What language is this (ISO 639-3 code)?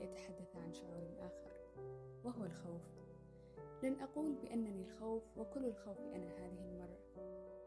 ara